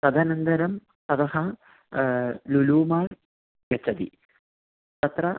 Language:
Sanskrit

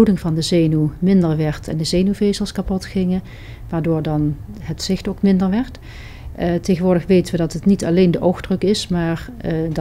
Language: Dutch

